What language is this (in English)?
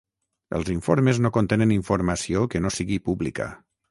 Catalan